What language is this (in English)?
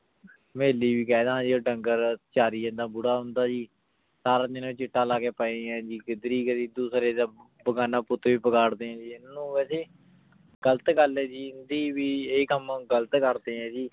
Punjabi